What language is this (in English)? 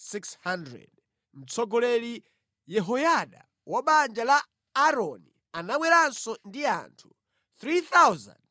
Nyanja